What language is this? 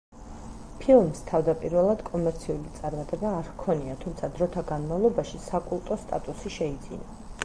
Georgian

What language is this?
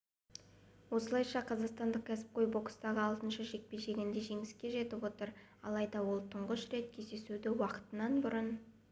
Kazakh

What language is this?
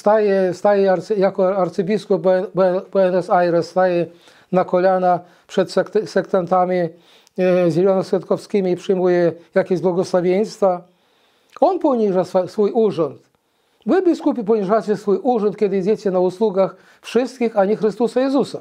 Polish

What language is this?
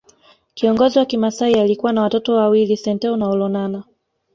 Swahili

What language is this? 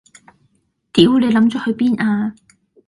Cantonese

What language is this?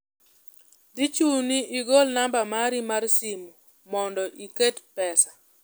Luo (Kenya and Tanzania)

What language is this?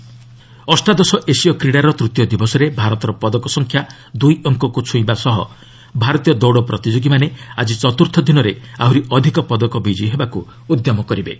Odia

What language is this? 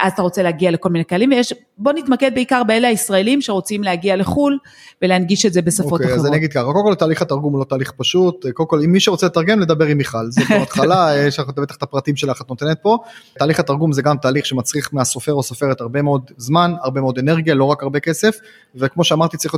Hebrew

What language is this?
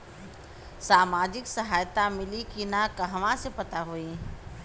Bhojpuri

